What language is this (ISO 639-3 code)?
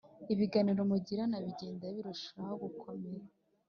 kin